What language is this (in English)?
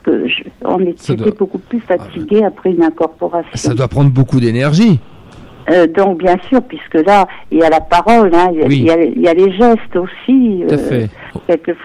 French